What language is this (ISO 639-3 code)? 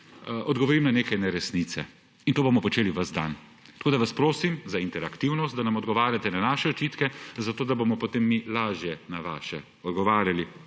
slv